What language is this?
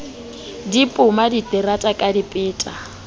Southern Sotho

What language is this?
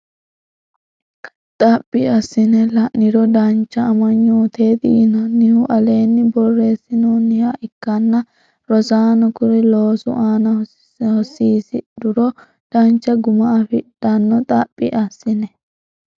Sidamo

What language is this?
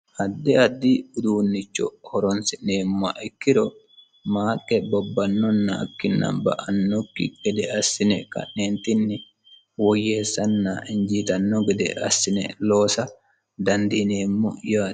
Sidamo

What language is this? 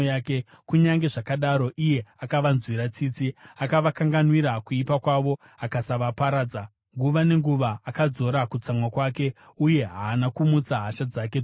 Shona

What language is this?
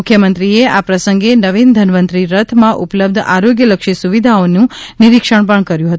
Gujarati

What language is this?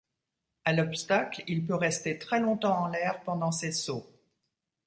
French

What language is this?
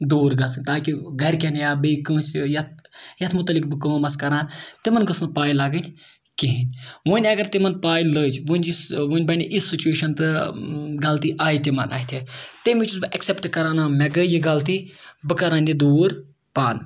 Kashmiri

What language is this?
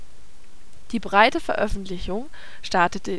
German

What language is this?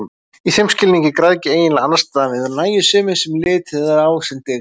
Icelandic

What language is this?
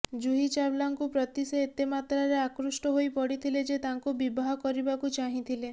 Odia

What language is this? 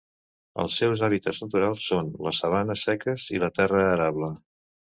Catalan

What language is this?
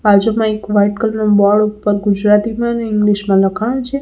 Gujarati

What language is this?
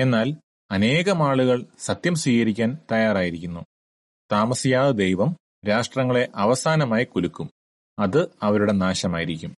Malayalam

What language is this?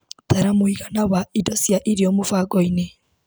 Kikuyu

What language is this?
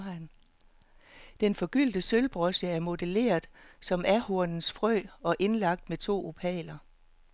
Danish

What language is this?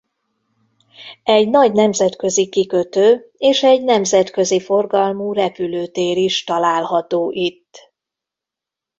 Hungarian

